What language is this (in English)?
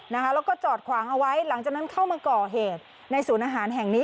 Thai